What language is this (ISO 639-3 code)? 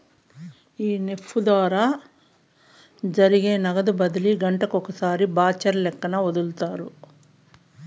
tel